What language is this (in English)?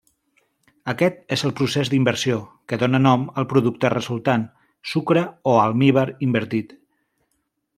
Catalan